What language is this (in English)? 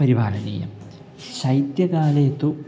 Sanskrit